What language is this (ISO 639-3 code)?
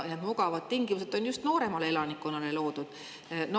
est